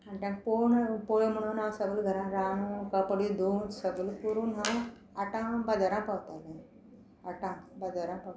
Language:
Konkani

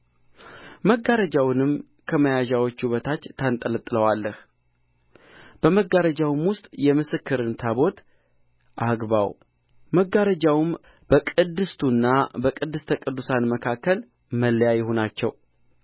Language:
Amharic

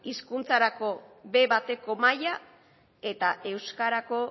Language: Basque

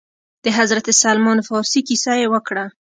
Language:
Pashto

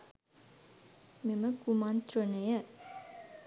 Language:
Sinhala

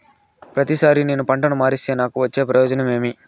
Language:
Telugu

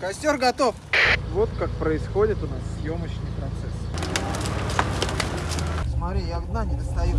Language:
Russian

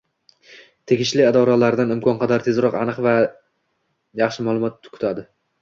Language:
Uzbek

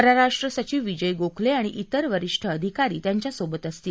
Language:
Marathi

